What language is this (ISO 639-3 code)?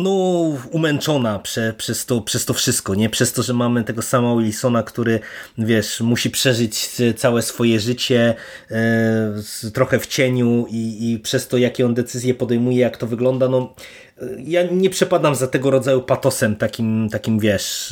pol